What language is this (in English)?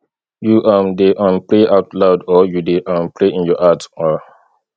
Nigerian Pidgin